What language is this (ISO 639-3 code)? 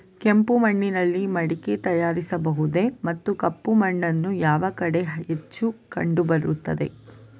kan